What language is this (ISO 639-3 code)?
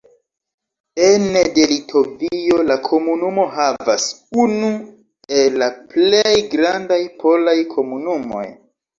epo